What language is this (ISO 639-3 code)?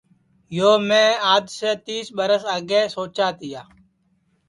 ssi